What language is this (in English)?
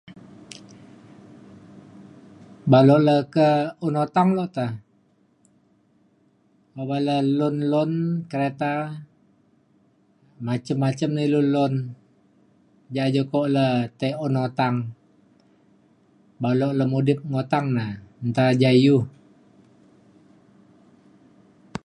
Mainstream Kenyah